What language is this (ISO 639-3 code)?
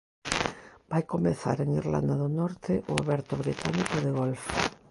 glg